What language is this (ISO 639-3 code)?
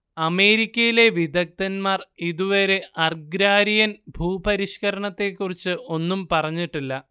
mal